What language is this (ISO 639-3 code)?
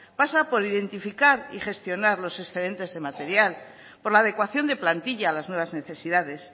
spa